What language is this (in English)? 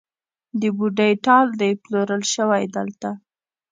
Pashto